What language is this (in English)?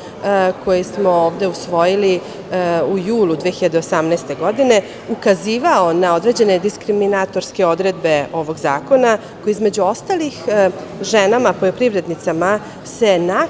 Serbian